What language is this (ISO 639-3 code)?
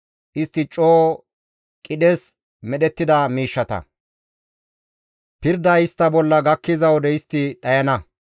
gmv